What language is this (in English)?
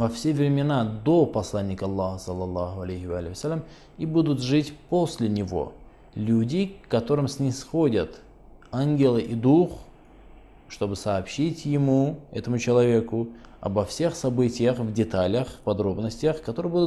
Russian